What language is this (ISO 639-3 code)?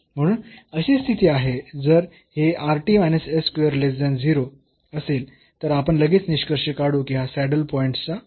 mar